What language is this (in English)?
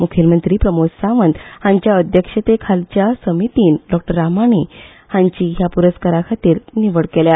Konkani